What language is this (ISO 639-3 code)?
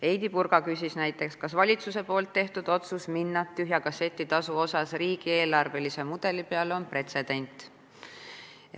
est